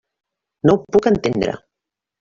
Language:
Catalan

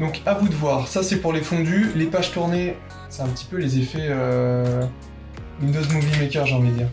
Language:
French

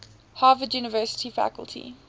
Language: English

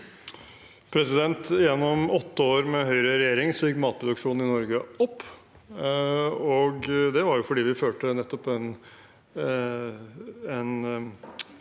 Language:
Norwegian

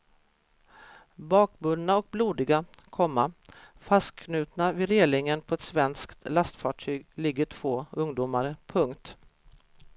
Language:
Swedish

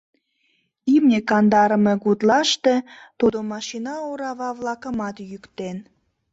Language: Mari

